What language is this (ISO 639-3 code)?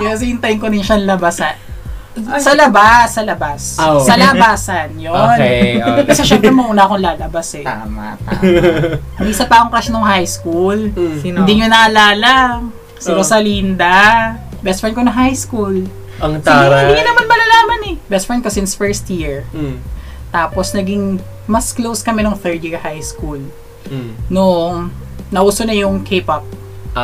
fil